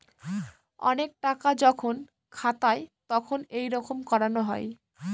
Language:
Bangla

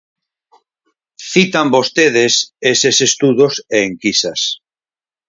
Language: Galician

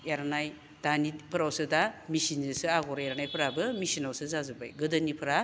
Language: Bodo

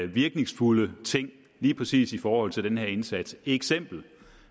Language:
Danish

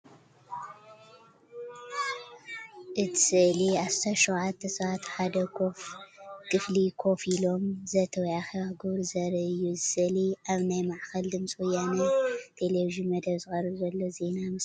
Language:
Tigrinya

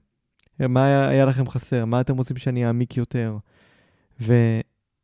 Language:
Hebrew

